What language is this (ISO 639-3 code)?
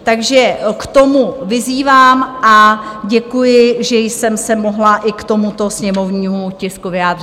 ces